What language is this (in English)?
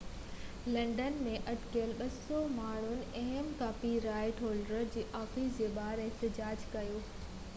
Sindhi